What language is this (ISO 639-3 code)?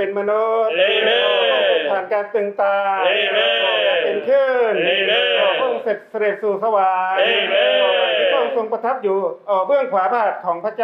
tha